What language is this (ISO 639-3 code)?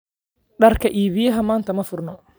som